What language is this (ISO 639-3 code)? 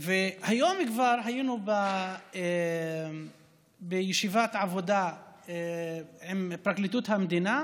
heb